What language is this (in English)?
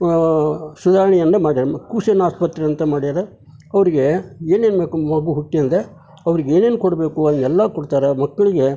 Kannada